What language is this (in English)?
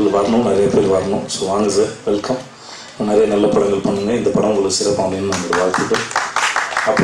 Greek